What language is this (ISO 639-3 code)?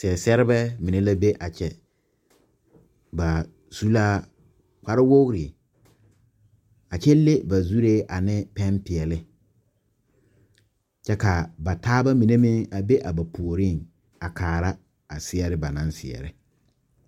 dga